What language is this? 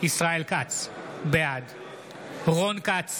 Hebrew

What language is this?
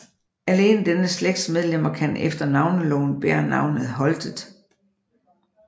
Danish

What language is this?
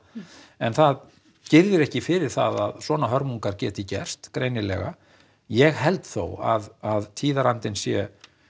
Icelandic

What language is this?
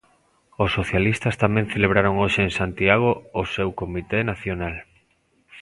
Galician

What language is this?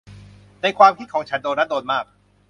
Thai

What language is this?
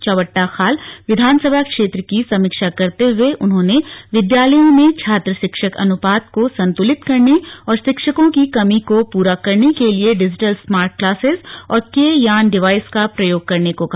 Hindi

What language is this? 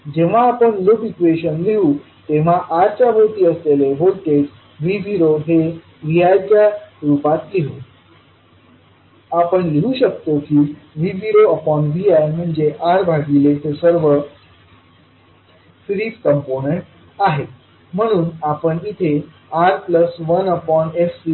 Marathi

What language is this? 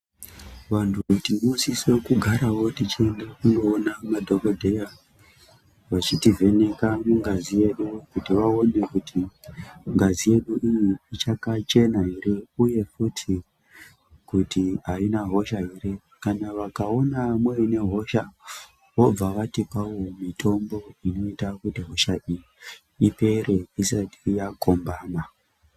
Ndau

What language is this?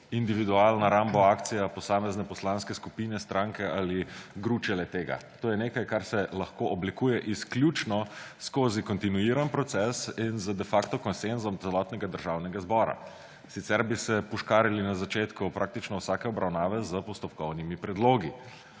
Slovenian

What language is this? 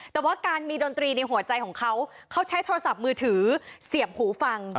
Thai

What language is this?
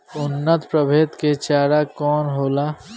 Bhojpuri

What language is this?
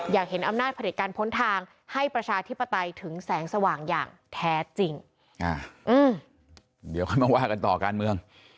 Thai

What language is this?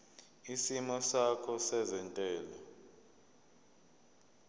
Zulu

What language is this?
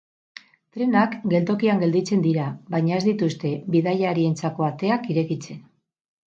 Basque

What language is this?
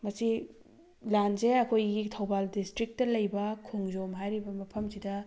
Manipuri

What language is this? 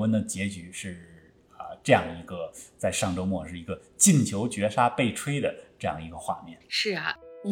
Chinese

